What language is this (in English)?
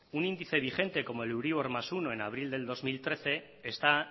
Spanish